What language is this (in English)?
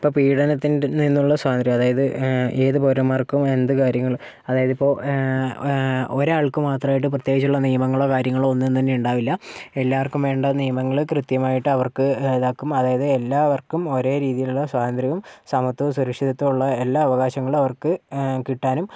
Malayalam